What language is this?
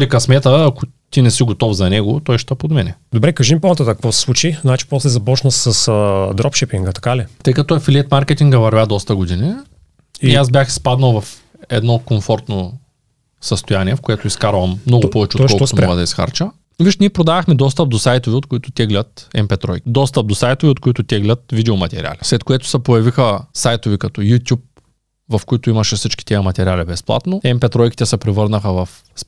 Bulgarian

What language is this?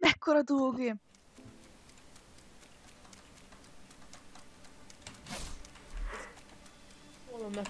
Hungarian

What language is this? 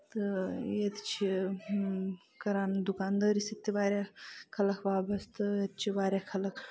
Kashmiri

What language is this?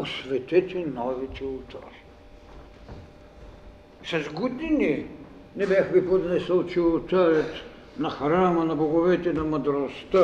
Bulgarian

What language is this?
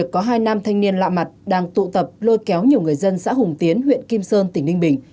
Vietnamese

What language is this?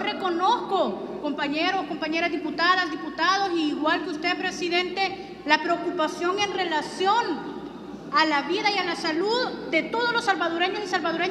Spanish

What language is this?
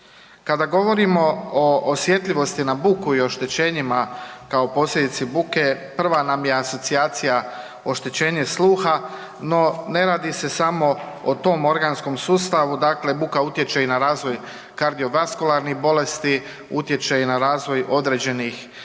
Croatian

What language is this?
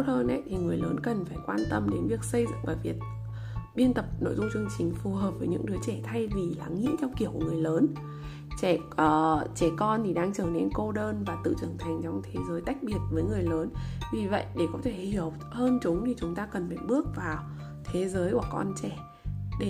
Vietnamese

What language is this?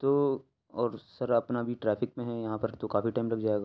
Urdu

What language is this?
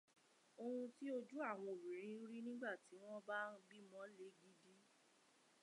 Yoruba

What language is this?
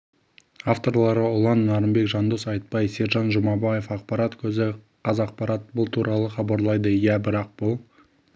Kazakh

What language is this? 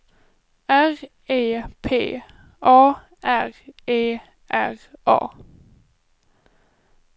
Swedish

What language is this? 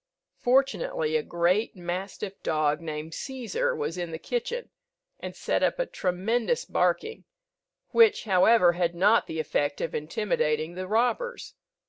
English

